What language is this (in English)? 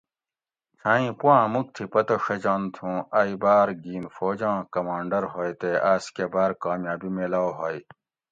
Gawri